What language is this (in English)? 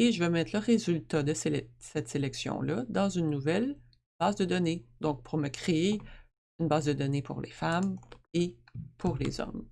French